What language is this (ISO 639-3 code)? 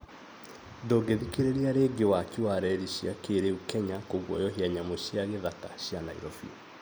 kik